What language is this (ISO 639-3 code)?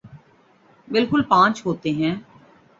urd